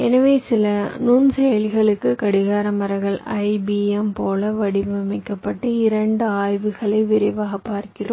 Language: Tamil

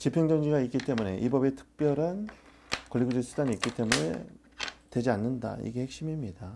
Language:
Korean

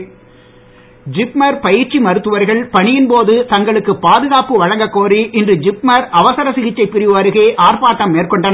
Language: Tamil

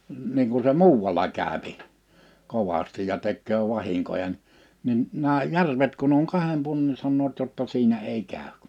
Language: Finnish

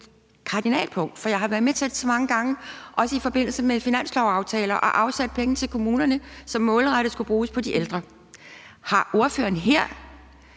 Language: Danish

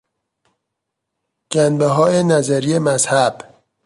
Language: Persian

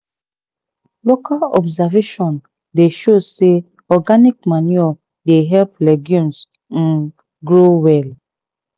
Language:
Nigerian Pidgin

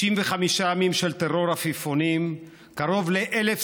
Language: Hebrew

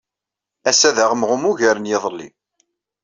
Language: Kabyle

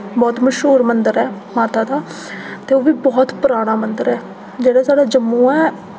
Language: Dogri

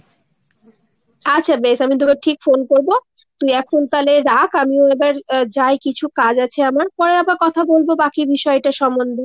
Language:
Bangla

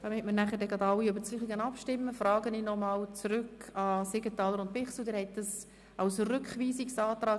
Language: Swiss German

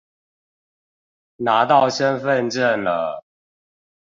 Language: Chinese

